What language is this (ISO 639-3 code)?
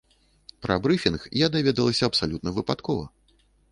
bel